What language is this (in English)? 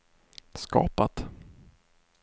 Swedish